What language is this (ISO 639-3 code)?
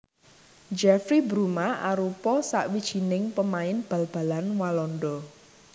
jav